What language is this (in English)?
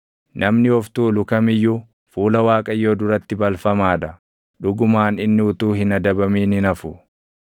Oromo